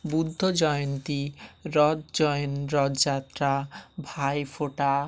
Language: Bangla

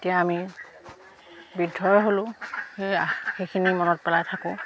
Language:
Assamese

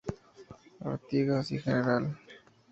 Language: Spanish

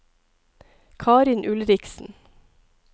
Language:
Norwegian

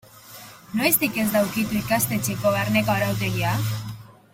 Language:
Basque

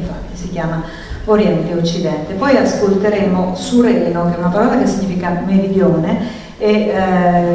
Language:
Italian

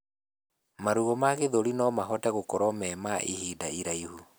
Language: Kikuyu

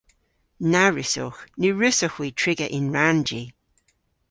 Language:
Cornish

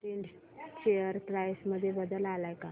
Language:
Marathi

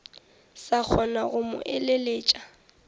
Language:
Northern Sotho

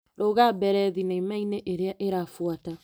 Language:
Kikuyu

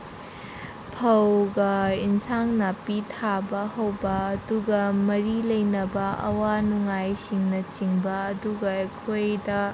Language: Manipuri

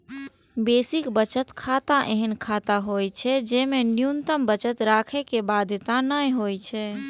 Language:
Maithili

